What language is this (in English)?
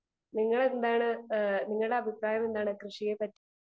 Malayalam